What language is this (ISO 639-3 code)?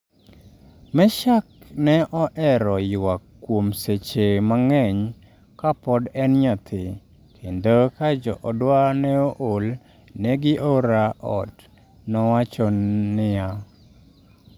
luo